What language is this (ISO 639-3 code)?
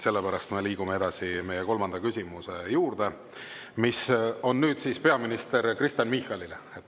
est